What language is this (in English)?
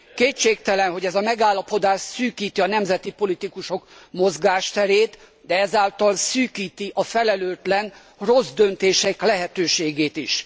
Hungarian